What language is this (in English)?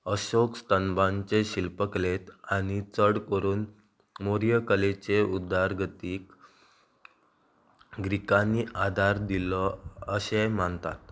Konkani